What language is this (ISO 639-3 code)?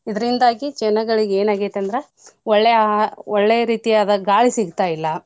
kan